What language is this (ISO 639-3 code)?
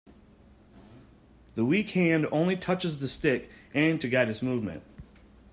eng